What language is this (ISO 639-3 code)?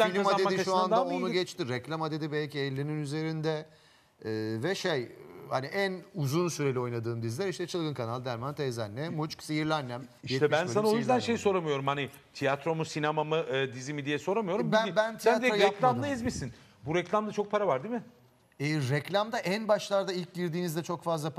tur